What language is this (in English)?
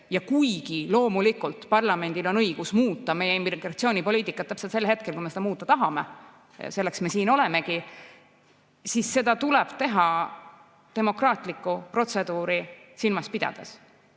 Estonian